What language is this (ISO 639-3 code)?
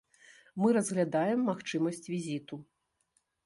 bel